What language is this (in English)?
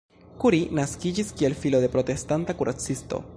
Esperanto